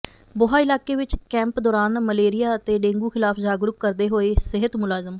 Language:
Punjabi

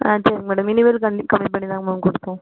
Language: Tamil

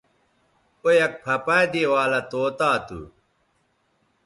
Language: Bateri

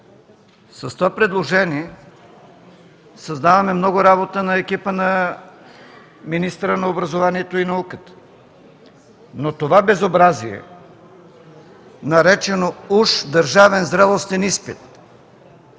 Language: Bulgarian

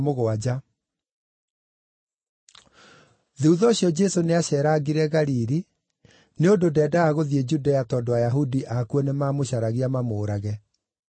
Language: Kikuyu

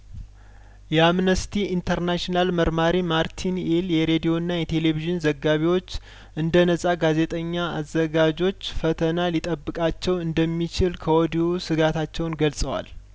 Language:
Amharic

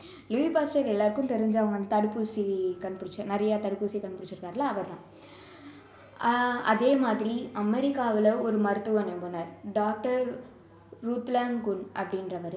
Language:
Tamil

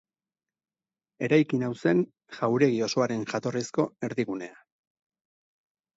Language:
Basque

